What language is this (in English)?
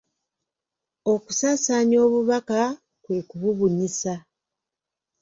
Ganda